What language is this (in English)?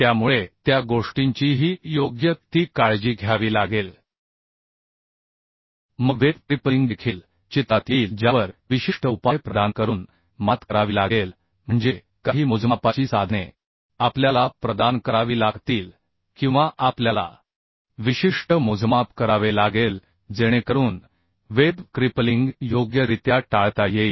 Marathi